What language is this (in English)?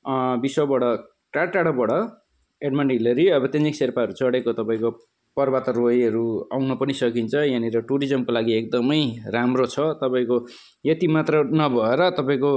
Nepali